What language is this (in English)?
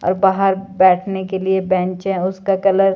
Hindi